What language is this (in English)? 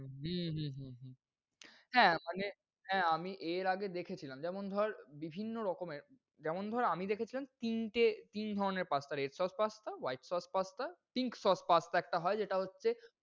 Bangla